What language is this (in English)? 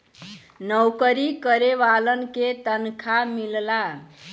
Bhojpuri